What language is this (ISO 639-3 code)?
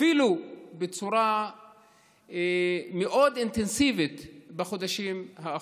heb